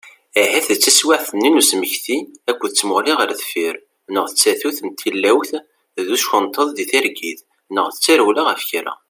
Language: Kabyle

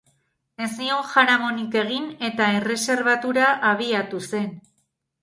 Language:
Basque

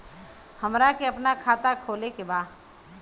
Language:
Bhojpuri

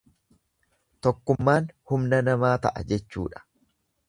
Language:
Oromo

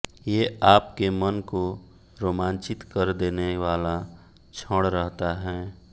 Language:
Hindi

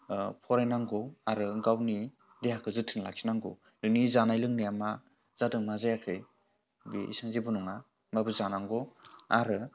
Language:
Bodo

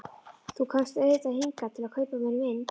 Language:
Icelandic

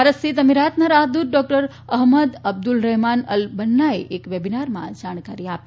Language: Gujarati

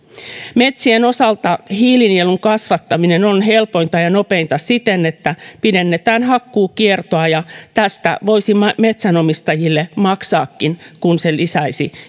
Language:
Finnish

